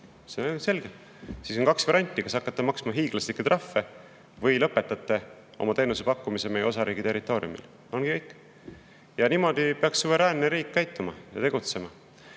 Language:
Estonian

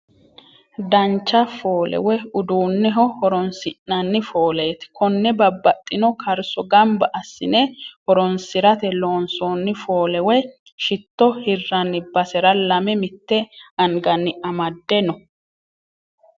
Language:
Sidamo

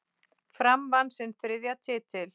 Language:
Icelandic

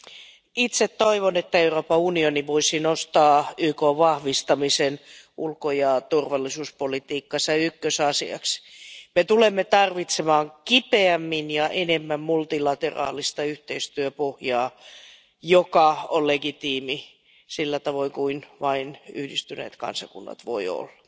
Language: Finnish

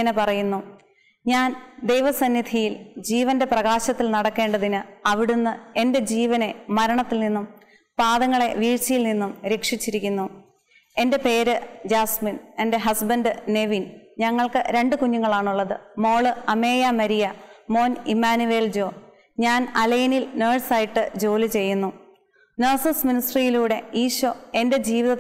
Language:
Malayalam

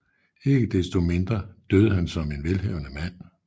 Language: Danish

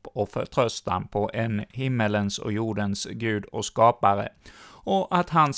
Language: Swedish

